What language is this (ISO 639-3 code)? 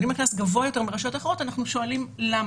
heb